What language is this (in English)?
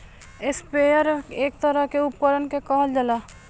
Bhojpuri